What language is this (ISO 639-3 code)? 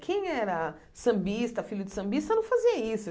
por